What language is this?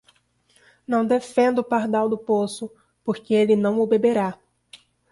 Portuguese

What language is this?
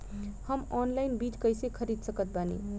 Bhojpuri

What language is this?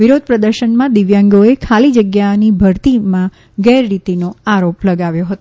Gujarati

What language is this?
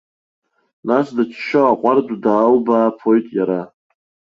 Abkhazian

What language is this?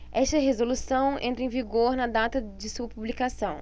Portuguese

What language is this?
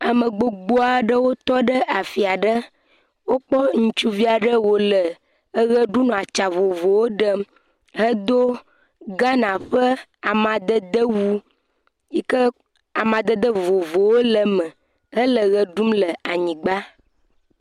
Ewe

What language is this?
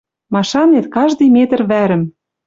Western Mari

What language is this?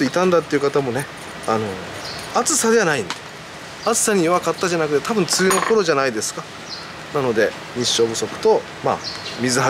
Japanese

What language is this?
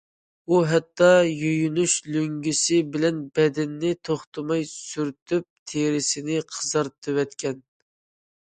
Uyghur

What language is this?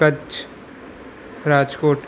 Sindhi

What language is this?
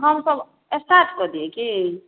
Maithili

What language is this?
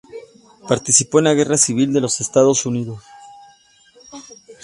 Spanish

